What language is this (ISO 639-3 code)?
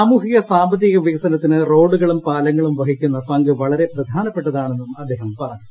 mal